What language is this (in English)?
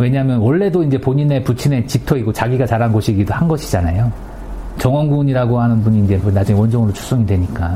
Korean